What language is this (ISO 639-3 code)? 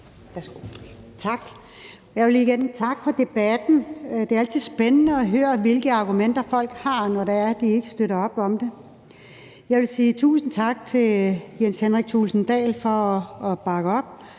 dan